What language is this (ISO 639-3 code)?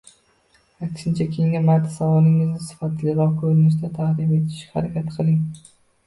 uzb